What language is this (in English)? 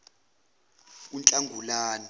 Zulu